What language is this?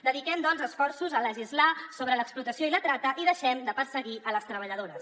Catalan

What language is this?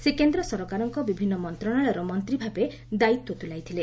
Odia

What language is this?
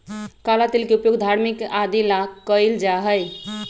Magahi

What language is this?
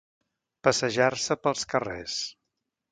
Catalan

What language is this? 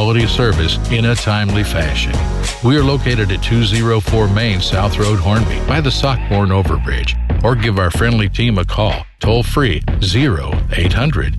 Filipino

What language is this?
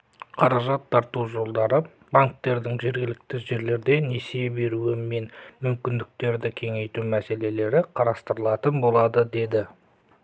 Kazakh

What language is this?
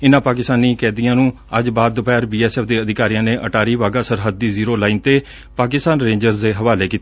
Punjabi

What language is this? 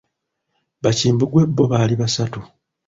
Ganda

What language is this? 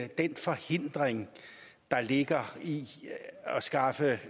Danish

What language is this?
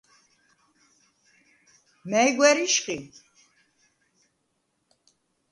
Svan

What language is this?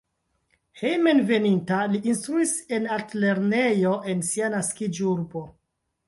Esperanto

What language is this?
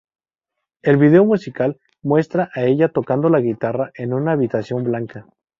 Spanish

